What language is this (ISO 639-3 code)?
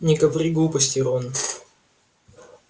rus